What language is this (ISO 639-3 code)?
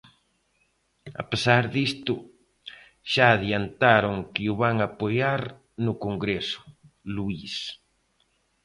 glg